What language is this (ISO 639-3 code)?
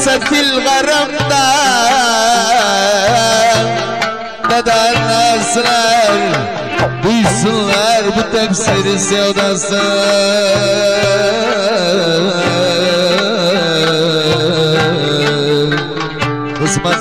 ara